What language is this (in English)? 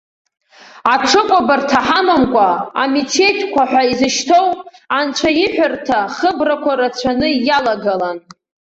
Abkhazian